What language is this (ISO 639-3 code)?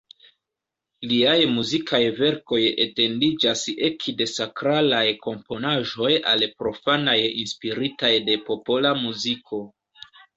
epo